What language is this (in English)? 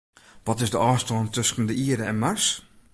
Western Frisian